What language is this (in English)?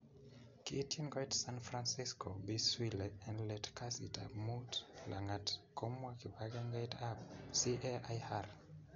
Kalenjin